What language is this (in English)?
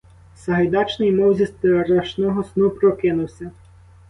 Ukrainian